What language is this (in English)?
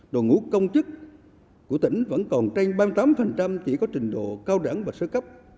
Vietnamese